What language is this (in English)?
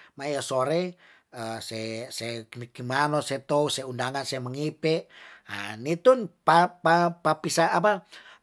Tondano